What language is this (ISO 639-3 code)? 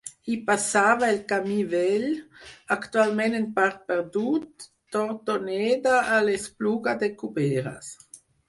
cat